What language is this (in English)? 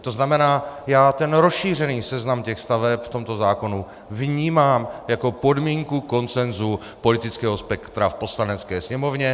Czech